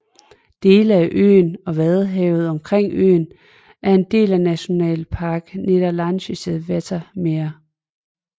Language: Danish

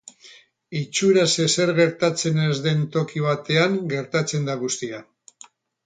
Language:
Basque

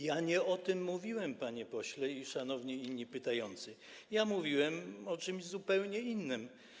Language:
Polish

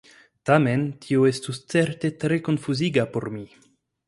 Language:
Esperanto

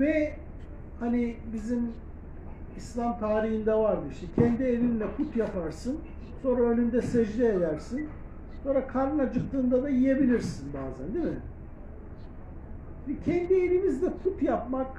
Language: Turkish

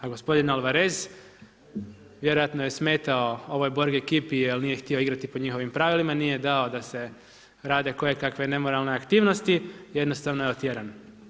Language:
Croatian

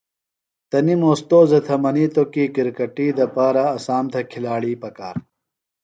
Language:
Phalura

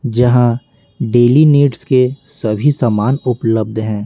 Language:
Hindi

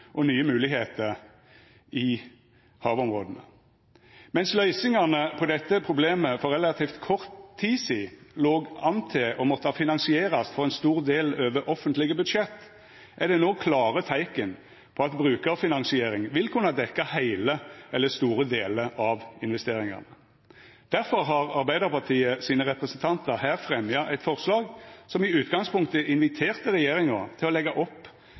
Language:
Norwegian Nynorsk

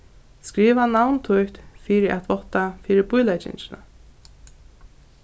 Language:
Faroese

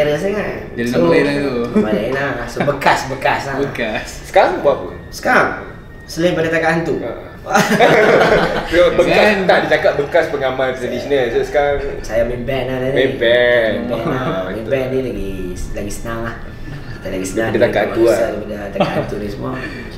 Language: Malay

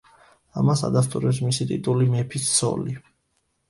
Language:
Georgian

